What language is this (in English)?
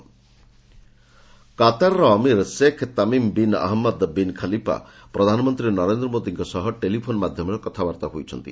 Odia